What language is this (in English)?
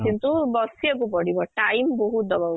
Odia